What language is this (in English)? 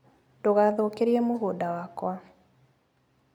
Kikuyu